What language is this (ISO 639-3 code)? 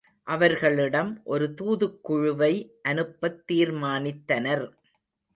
tam